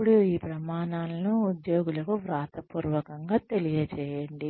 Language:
Telugu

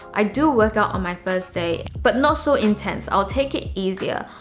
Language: English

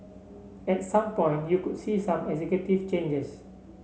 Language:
English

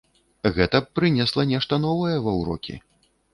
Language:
Belarusian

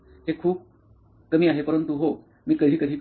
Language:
Marathi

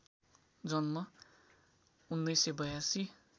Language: Nepali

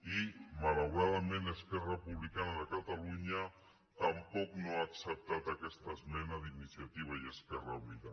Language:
Catalan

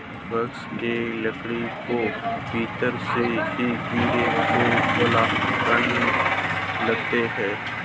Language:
Hindi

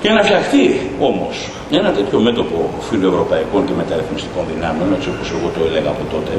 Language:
Greek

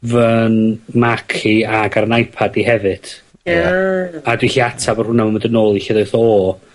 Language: Welsh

